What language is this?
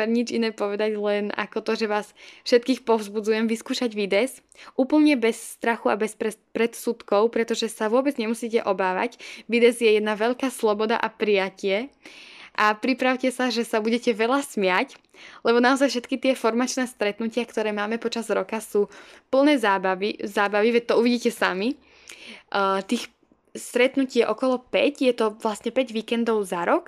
Slovak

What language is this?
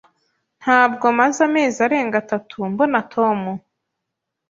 Kinyarwanda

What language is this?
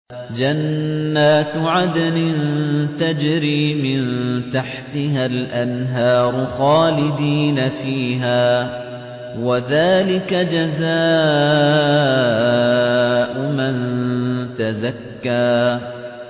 Arabic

